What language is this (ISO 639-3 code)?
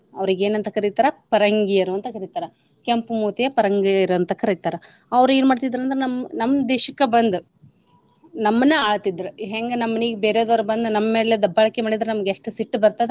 kan